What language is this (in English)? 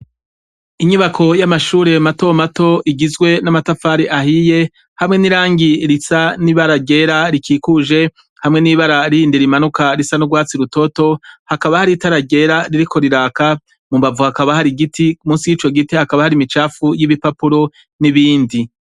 Rundi